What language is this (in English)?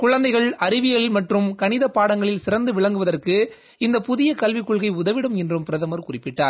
Tamil